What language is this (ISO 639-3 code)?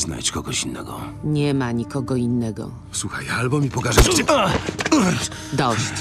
pol